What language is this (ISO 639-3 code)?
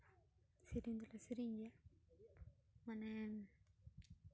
sat